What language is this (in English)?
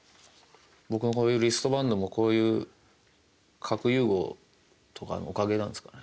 Japanese